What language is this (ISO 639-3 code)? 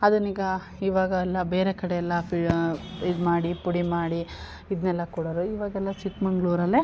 kan